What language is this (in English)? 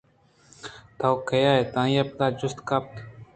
Eastern Balochi